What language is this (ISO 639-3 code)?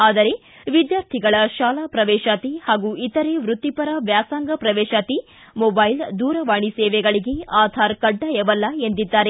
kan